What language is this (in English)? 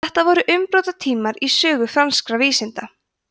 Icelandic